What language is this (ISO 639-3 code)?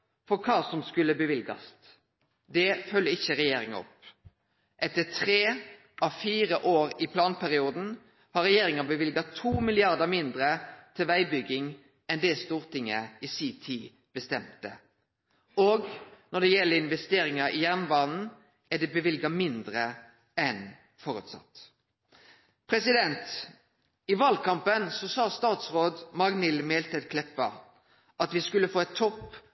nno